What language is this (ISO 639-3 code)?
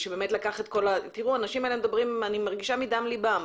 heb